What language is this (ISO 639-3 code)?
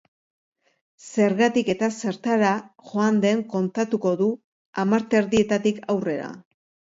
eus